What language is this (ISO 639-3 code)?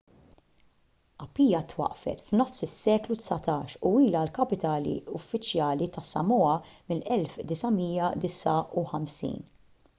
mlt